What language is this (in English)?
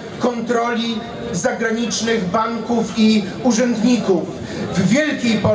Polish